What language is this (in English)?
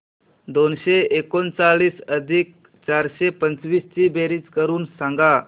Marathi